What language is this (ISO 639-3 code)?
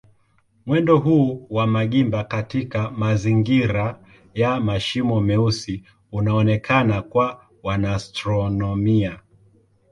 swa